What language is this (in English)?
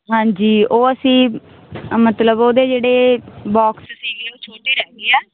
Punjabi